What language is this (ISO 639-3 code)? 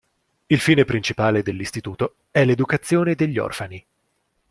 ita